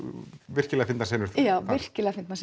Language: Icelandic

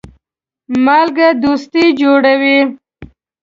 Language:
Pashto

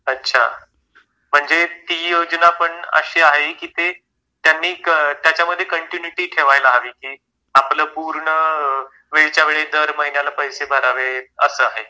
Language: Marathi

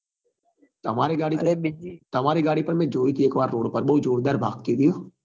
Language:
Gujarati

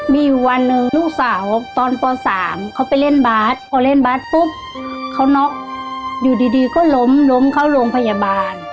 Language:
Thai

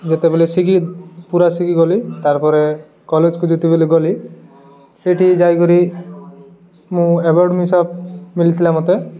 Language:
Odia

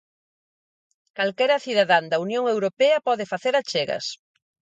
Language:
Galician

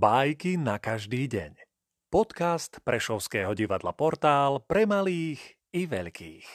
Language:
Slovak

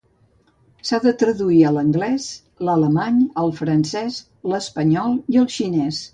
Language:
Catalan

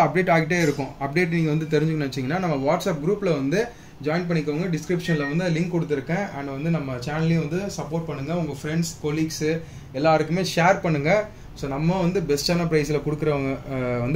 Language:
Arabic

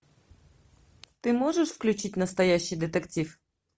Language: Russian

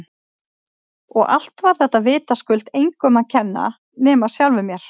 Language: Icelandic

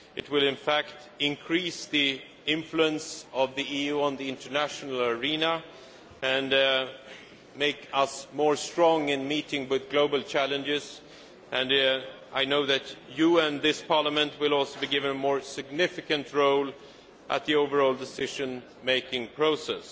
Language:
English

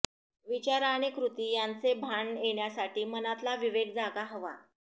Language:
Marathi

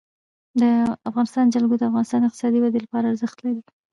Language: Pashto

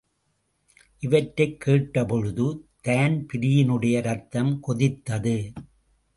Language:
Tamil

